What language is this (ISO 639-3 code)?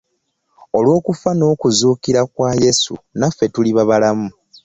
lug